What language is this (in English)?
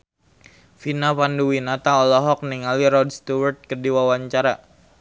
Sundanese